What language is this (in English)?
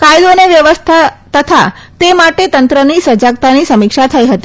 Gujarati